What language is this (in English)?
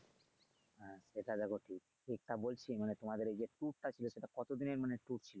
Bangla